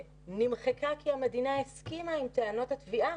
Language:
Hebrew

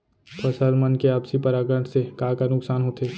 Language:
Chhattisgarhi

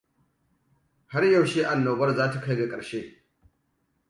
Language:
Hausa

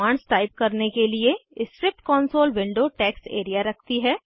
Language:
Hindi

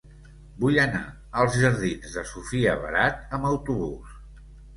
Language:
Catalan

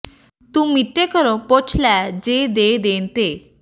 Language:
Punjabi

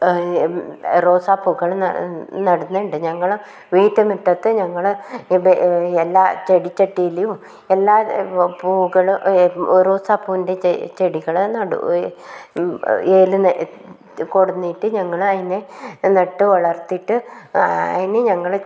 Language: Malayalam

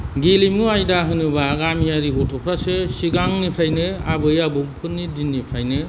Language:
Bodo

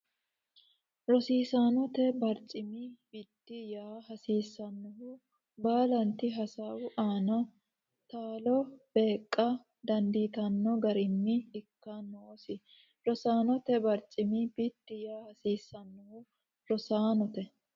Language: Sidamo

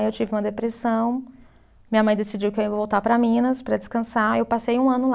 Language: Portuguese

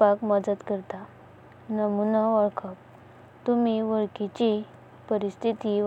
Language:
Konkani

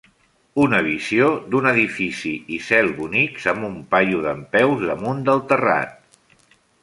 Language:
Catalan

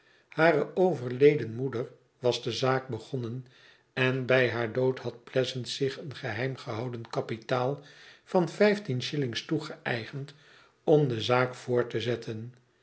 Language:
Dutch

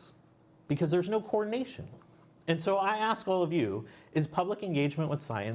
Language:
English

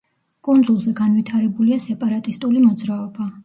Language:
Georgian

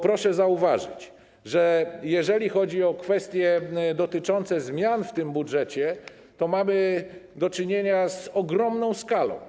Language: Polish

